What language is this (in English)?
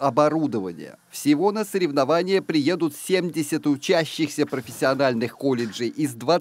Russian